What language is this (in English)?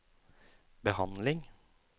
Norwegian